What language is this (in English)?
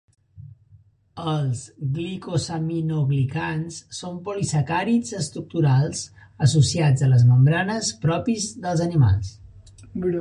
Catalan